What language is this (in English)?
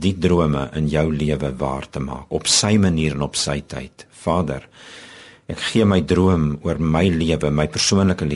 Dutch